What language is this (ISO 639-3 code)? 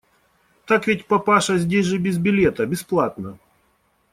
rus